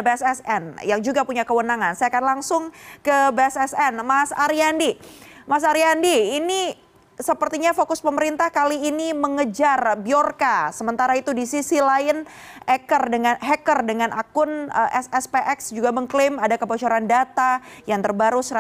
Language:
Indonesian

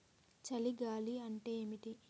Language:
Telugu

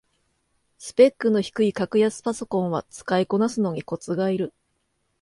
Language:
Japanese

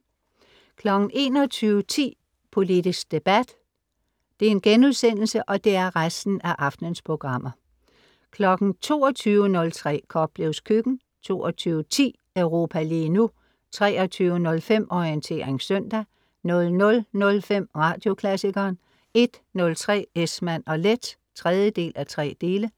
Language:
Danish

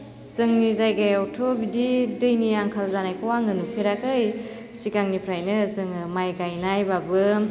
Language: Bodo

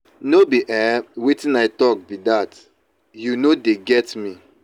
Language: Nigerian Pidgin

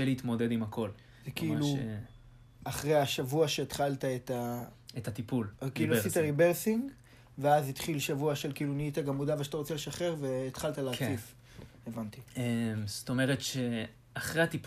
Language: Hebrew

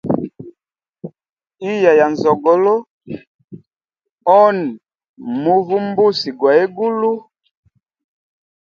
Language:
Hemba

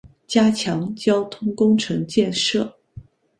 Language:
Chinese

